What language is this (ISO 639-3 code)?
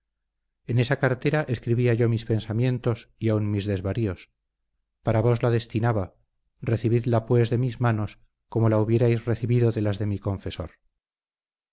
spa